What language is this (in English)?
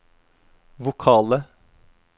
Norwegian